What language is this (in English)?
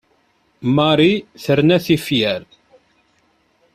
Kabyle